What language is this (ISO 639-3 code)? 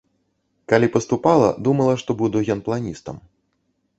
bel